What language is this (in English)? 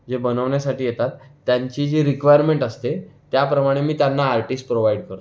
Marathi